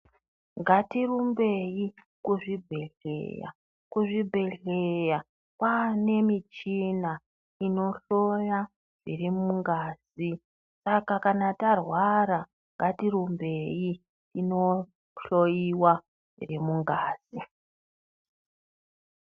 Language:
Ndau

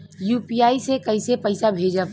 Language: Bhojpuri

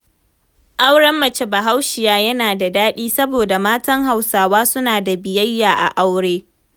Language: Hausa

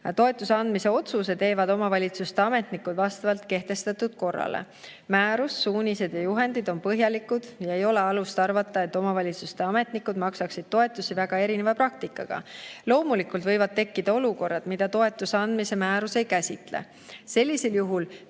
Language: Estonian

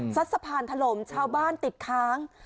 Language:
Thai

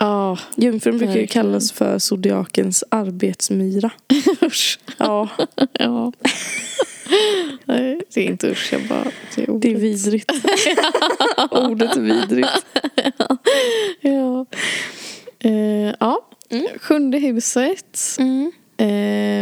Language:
Swedish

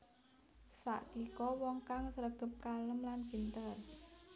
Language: Javanese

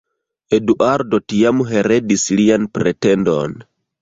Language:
Esperanto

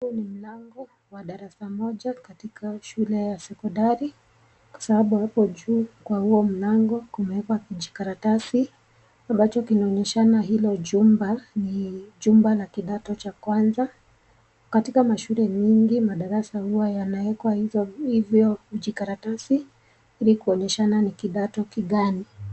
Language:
Swahili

